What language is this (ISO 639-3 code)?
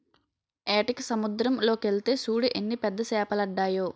tel